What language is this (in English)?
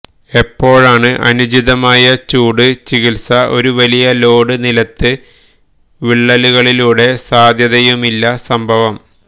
Malayalam